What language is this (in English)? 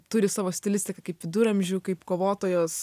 Lithuanian